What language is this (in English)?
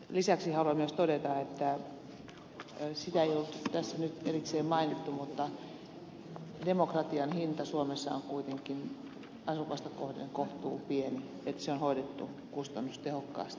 Finnish